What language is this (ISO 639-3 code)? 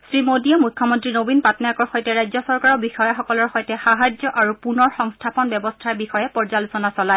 asm